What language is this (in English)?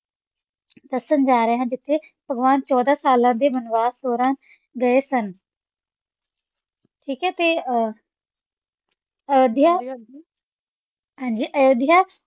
Punjabi